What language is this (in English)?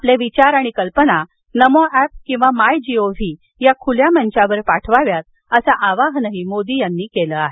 Marathi